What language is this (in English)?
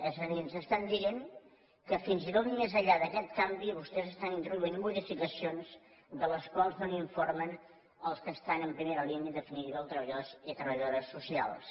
Catalan